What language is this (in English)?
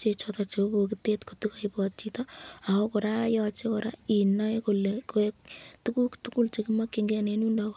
Kalenjin